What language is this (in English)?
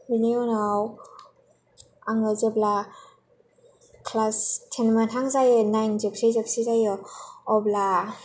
Bodo